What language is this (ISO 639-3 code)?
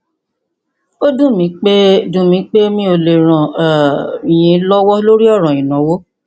yor